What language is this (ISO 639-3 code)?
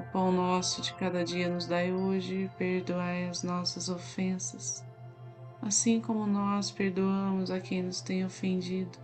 por